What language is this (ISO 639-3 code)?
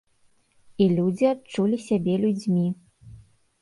bel